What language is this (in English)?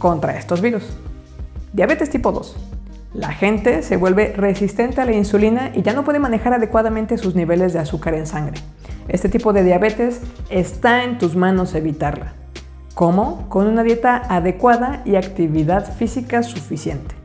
Spanish